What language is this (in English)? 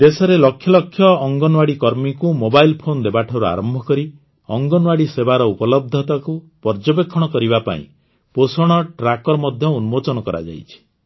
Odia